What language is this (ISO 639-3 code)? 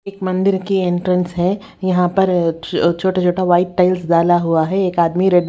hin